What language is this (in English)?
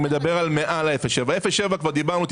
Hebrew